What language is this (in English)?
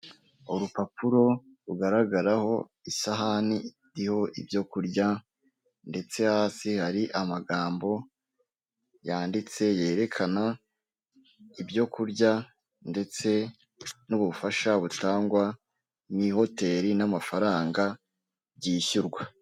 Kinyarwanda